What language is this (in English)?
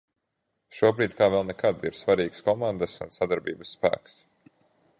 Latvian